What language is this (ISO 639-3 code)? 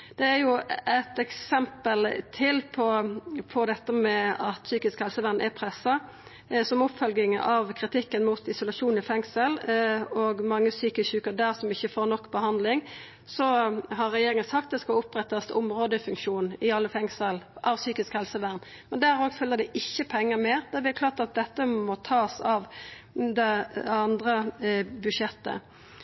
nno